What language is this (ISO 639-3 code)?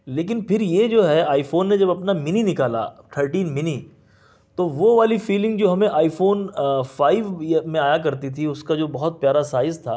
urd